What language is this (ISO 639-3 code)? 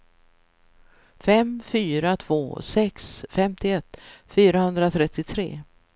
swe